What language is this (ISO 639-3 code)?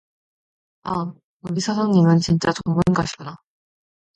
kor